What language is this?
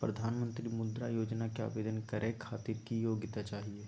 Magahi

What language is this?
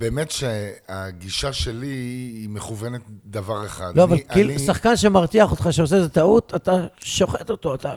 Hebrew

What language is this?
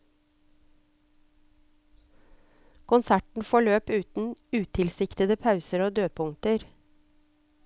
Norwegian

